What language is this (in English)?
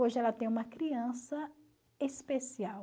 Portuguese